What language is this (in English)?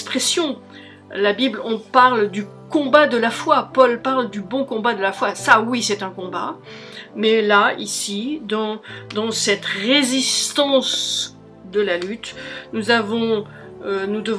French